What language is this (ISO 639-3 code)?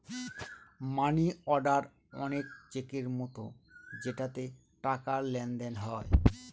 ben